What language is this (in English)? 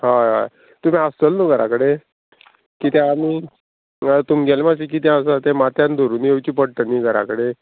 Konkani